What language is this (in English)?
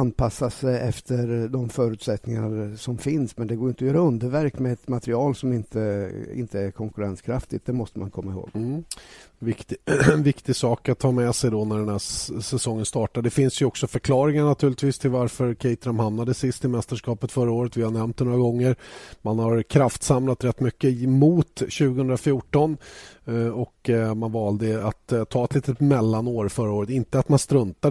Swedish